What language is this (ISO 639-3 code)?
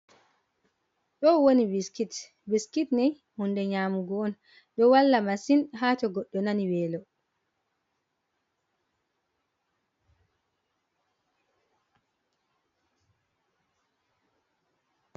ful